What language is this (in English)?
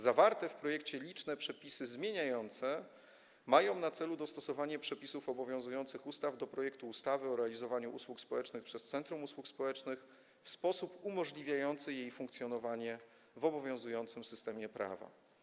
Polish